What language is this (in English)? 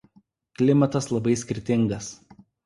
Lithuanian